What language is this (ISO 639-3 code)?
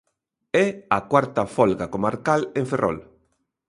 glg